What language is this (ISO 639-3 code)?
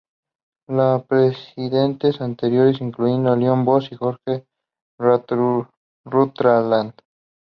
spa